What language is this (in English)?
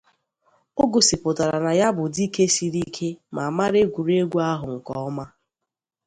Igbo